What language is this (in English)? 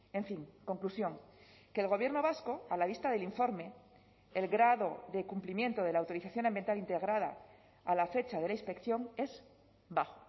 Spanish